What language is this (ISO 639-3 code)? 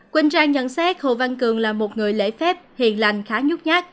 vie